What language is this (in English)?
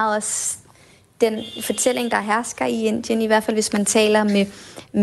Danish